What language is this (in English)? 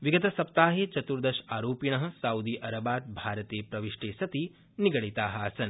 Sanskrit